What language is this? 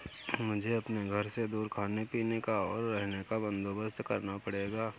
Hindi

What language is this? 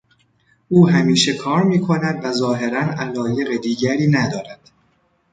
Persian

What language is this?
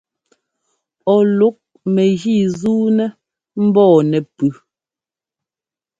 Ngomba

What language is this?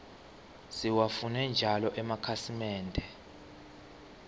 Swati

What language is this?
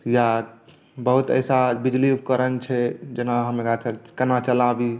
Maithili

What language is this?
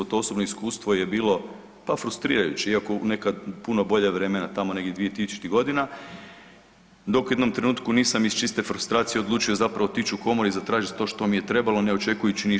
Croatian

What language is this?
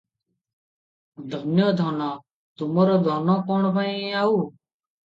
Odia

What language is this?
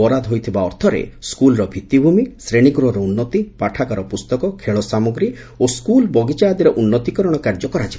Odia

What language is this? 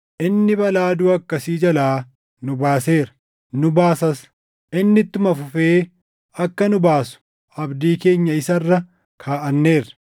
Oromo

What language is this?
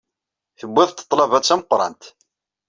Kabyle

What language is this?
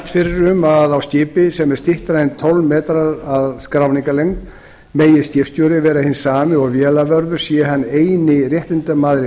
Icelandic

